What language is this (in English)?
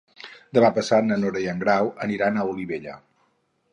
Catalan